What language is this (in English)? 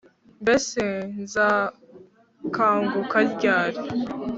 Kinyarwanda